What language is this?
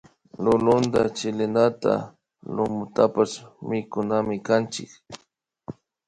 Imbabura Highland Quichua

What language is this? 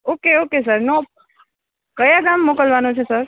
Gujarati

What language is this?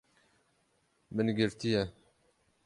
Kurdish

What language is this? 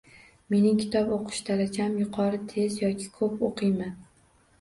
Uzbek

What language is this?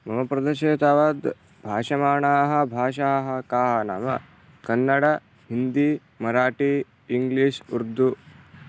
Sanskrit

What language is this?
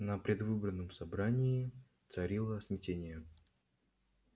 Russian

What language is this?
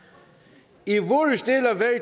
Danish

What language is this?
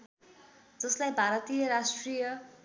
Nepali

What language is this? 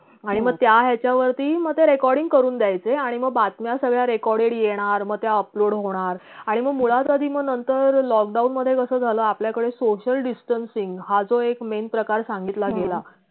Marathi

